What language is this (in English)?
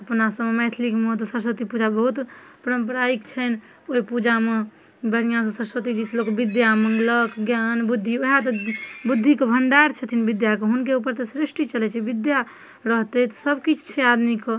Maithili